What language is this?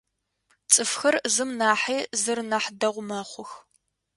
Adyghe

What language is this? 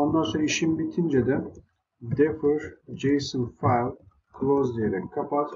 Turkish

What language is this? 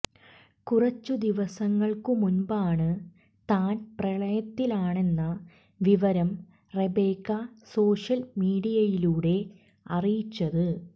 Malayalam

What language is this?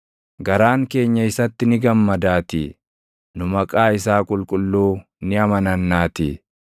Oromo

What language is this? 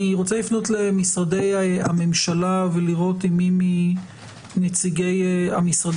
Hebrew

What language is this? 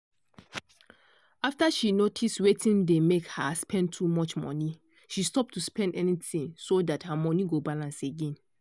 Nigerian Pidgin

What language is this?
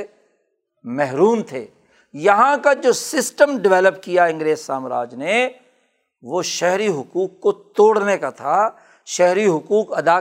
Urdu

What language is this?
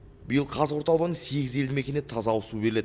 Kazakh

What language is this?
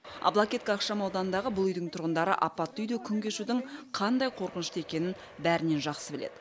Kazakh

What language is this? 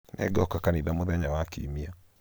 Kikuyu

